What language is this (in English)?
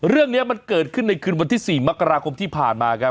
Thai